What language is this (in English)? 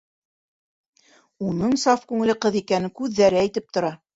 Bashkir